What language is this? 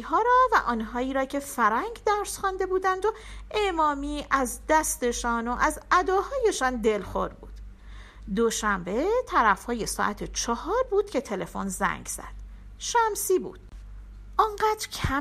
Persian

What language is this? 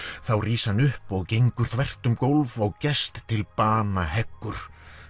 Icelandic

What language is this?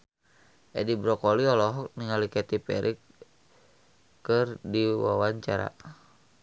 Sundanese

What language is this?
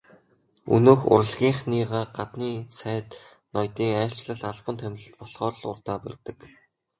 Mongolian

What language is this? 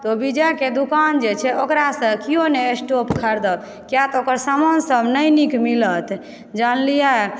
Maithili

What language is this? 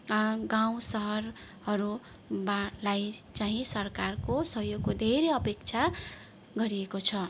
Nepali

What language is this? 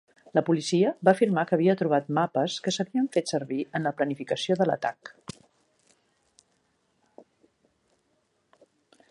Catalan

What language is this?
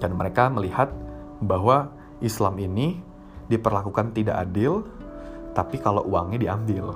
Indonesian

